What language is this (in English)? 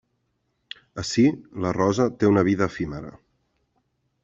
Catalan